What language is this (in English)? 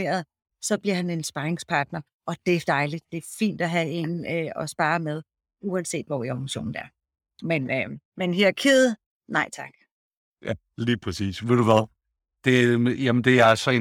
Danish